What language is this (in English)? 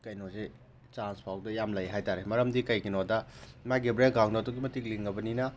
Manipuri